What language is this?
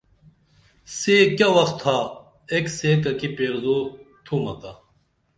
Dameli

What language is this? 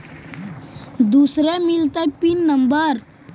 Magahi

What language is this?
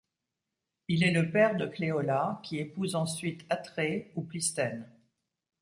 French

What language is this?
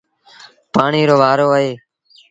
Sindhi Bhil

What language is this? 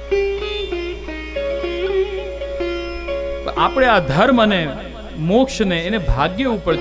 Hindi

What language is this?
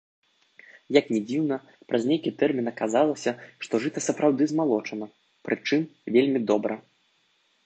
Belarusian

